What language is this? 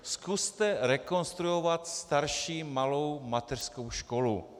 Czech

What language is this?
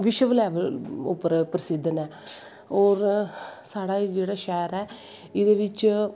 Dogri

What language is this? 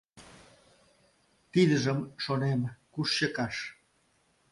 Mari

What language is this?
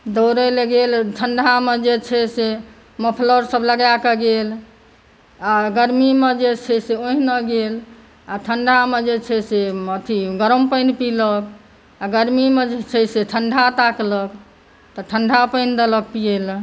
Maithili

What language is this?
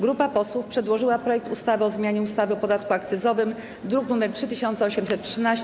Polish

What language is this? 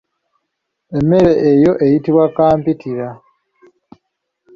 Ganda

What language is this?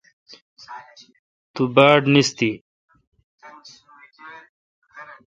Kalkoti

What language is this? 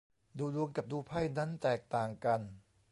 Thai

